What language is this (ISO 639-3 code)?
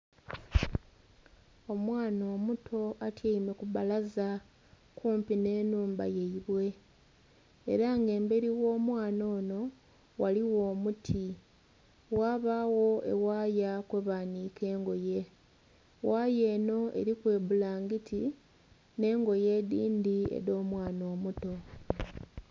xog